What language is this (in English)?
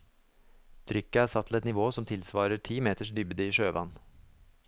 Norwegian